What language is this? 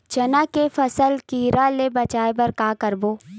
Chhattisgarhi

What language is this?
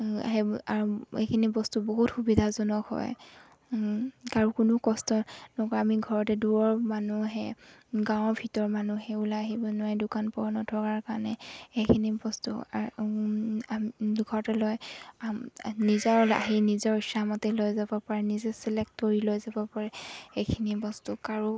Assamese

